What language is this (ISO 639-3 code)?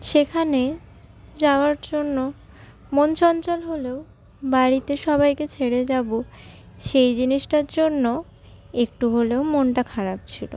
ben